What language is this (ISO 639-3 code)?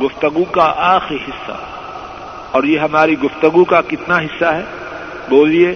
urd